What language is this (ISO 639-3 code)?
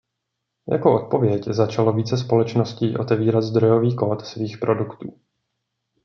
ces